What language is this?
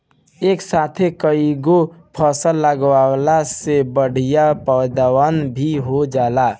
Bhojpuri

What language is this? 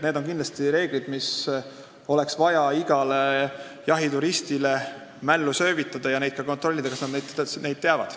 Estonian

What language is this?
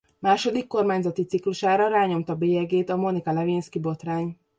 Hungarian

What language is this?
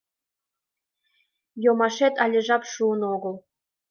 Mari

